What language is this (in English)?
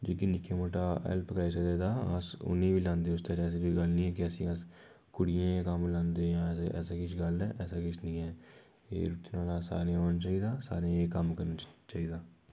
Dogri